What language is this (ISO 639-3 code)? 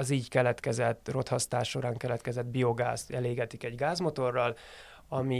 hun